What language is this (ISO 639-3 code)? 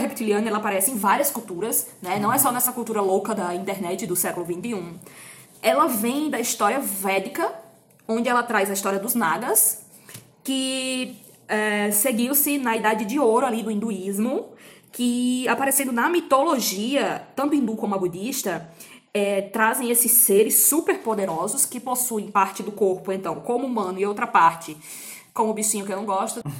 por